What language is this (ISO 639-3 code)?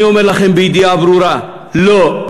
heb